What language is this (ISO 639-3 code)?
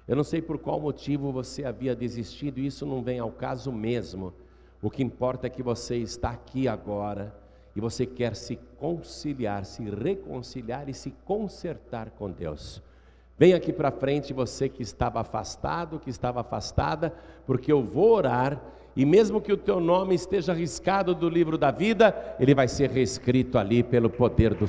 por